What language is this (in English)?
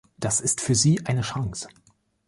German